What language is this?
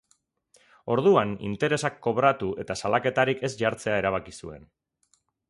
Basque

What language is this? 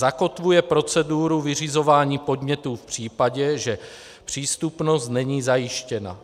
Czech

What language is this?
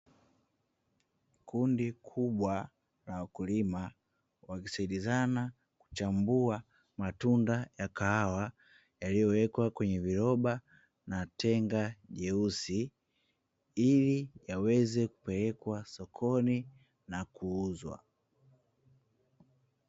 Swahili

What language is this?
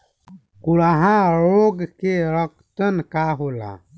Bhojpuri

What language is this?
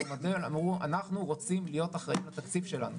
Hebrew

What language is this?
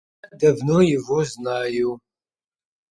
Russian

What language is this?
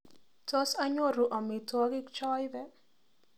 Kalenjin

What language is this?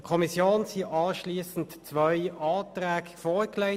Swiss German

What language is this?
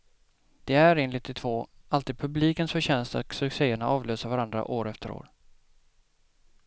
Swedish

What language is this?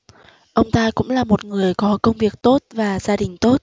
Vietnamese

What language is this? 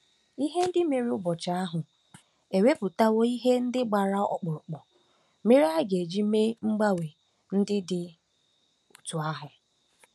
Igbo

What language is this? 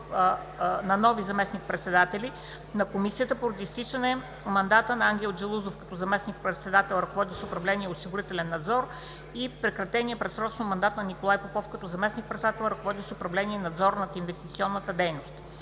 Bulgarian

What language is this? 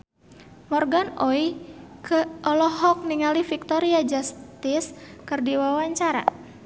Sundanese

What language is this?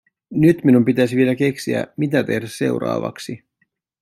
Finnish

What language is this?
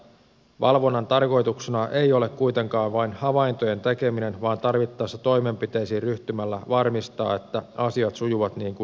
Finnish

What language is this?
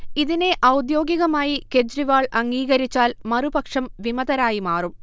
Malayalam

